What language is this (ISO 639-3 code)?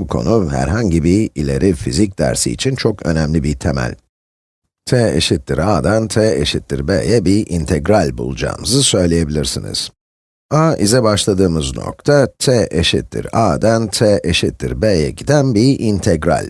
tur